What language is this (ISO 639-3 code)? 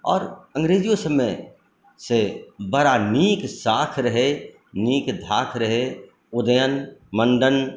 mai